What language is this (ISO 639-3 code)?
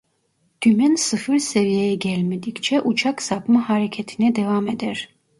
tur